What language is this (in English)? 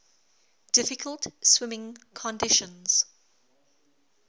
English